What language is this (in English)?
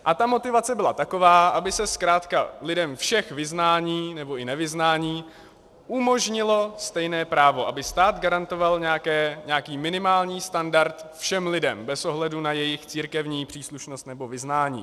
Czech